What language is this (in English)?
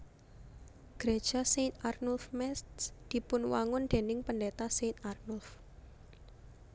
Javanese